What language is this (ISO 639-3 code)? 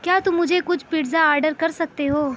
urd